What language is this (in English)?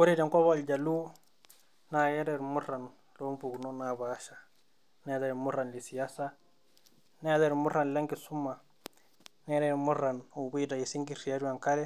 Masai